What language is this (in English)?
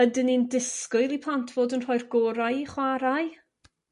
Welsh